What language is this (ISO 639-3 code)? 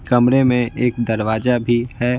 hin